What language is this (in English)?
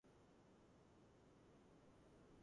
Georgian